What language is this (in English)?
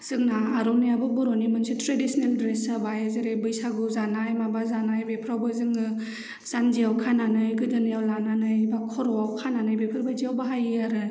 Bodo